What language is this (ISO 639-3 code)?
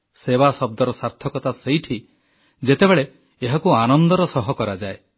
ori